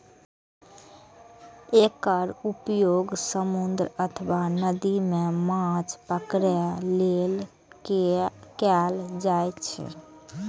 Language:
Maithili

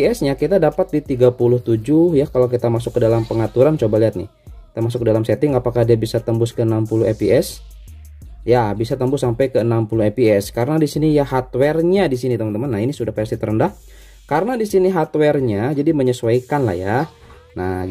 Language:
Indonesian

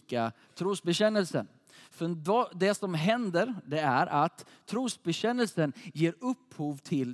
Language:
Swedish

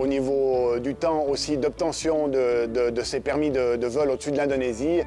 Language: French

